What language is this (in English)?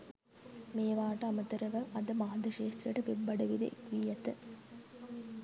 Sinhala